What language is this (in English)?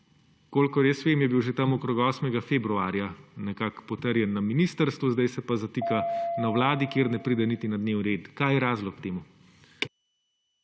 Slovenian